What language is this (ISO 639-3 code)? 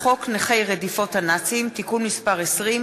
heb